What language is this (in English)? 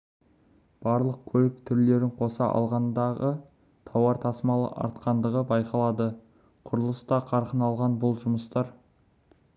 Kazakh